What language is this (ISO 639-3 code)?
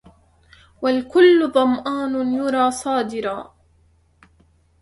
ara